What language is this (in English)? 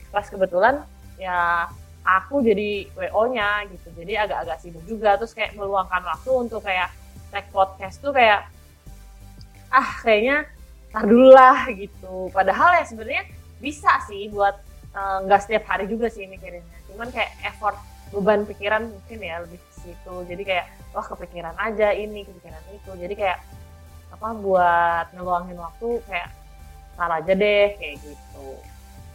Indonesian